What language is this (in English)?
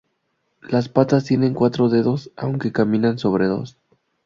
Spanish